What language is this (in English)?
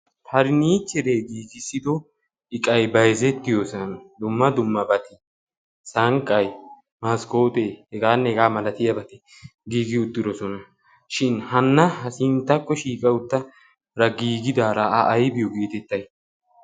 Wolaytta